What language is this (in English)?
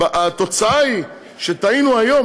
Hebrew